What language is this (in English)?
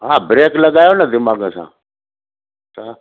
Sindhi